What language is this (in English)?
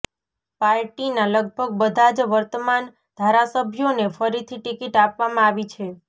Gujarati